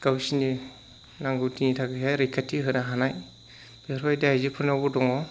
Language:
Bodo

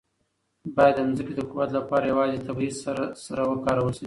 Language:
Pashto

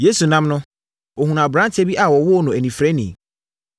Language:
Akan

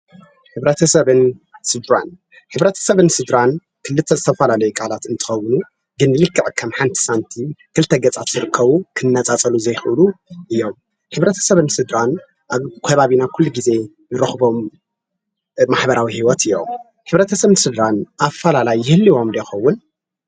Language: Tigrinya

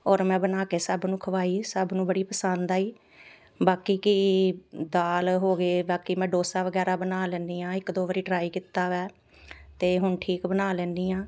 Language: Punjabi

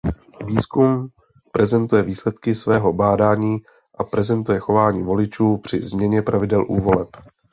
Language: Czech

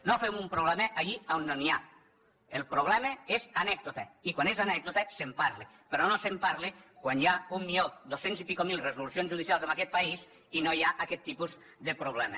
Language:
Catalan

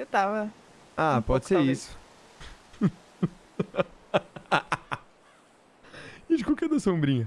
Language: Portuguese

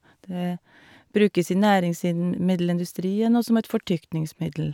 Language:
Norwegian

